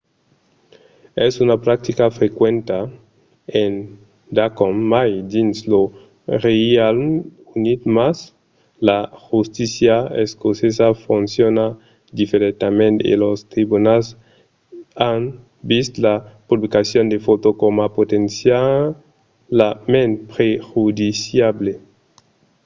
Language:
Occitan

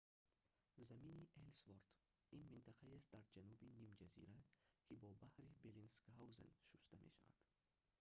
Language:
Tajik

